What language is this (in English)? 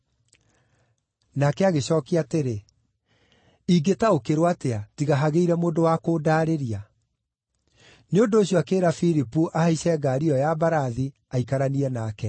Kikuyu